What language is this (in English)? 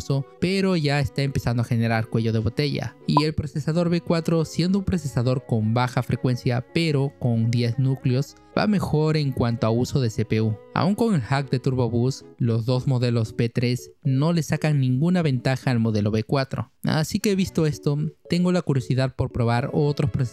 Spanish